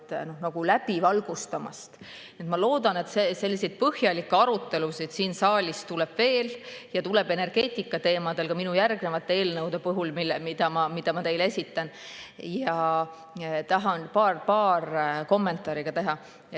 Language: Estonian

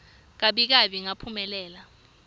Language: Swati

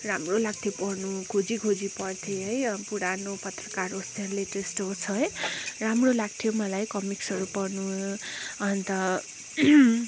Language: Nepali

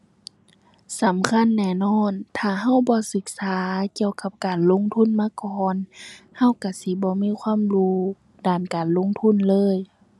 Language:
Thai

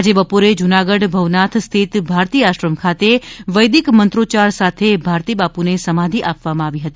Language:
Gujarati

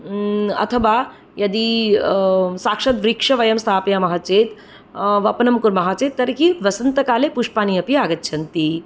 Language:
Sanskrit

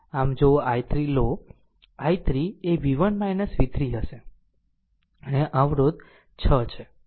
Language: Gujarati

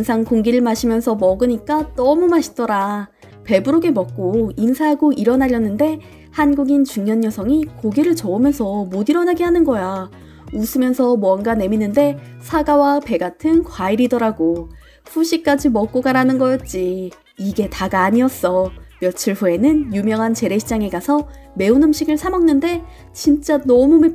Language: Korean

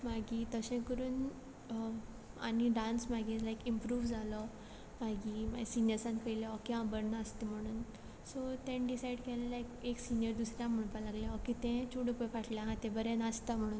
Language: Konkani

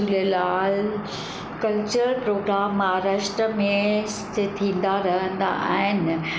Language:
Sindhi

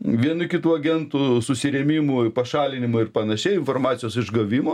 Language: Lithuanian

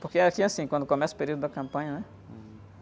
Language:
Portuguese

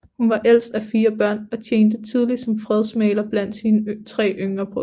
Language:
Danish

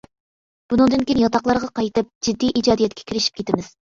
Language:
Uyghur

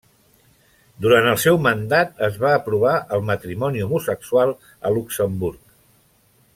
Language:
Catalan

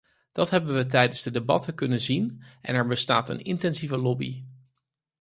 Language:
Dutch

